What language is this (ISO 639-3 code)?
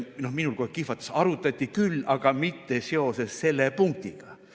est